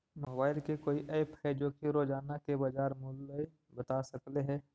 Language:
Magahi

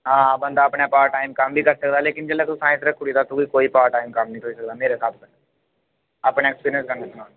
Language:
Dogri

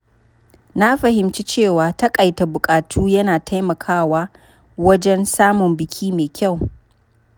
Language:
Hausa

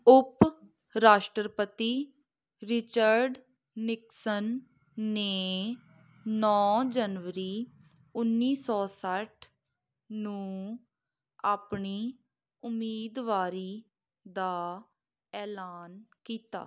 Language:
Punjabi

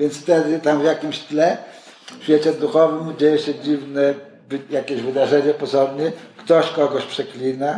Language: Polish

